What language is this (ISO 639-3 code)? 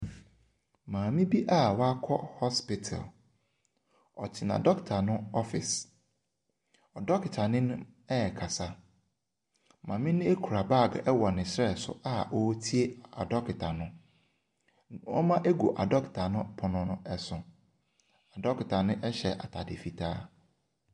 aka